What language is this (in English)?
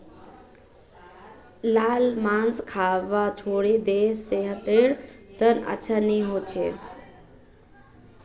Magahi